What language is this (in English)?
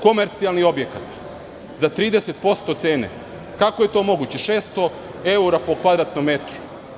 Serbian